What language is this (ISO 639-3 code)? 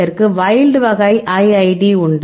tam